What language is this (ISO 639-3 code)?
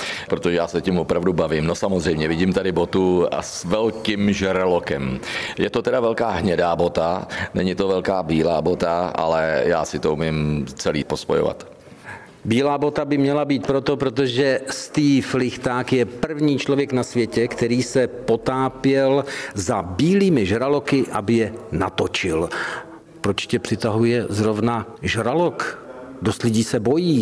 ces